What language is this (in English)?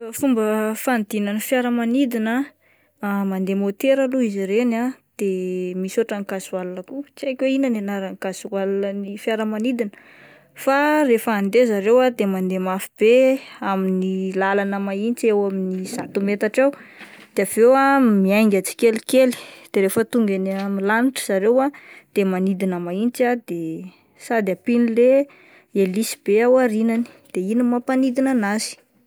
Malagasy